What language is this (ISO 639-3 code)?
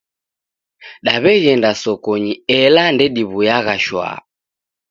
dav